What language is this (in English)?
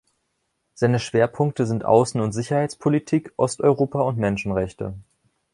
German